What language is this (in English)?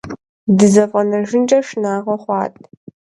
Kabardian